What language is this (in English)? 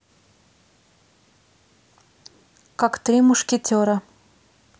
Russian